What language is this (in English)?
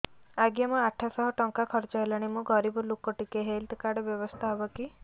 Odia